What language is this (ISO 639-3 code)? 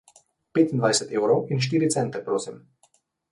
slv